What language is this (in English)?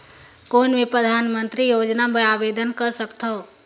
Chhattisgarhi